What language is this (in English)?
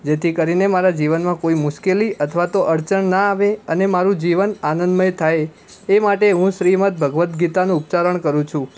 Gujarati